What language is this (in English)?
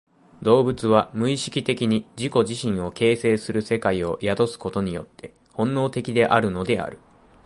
Japanese